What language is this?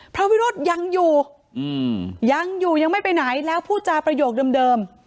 Thai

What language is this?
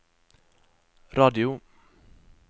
Norwegian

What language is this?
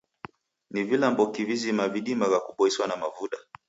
Taita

